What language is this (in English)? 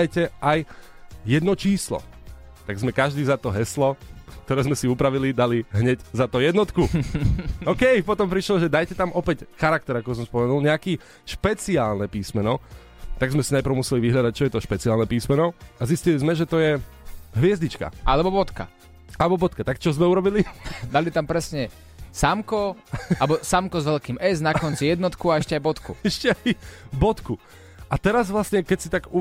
Slovak